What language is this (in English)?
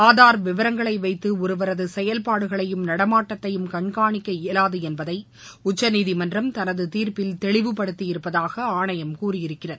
Tamil